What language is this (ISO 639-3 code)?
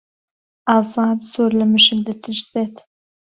ckb